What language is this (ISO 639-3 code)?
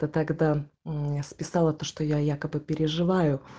rus